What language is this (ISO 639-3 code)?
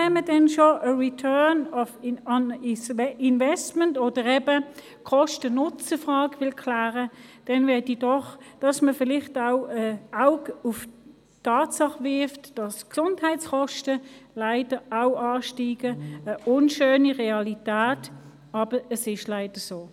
gsw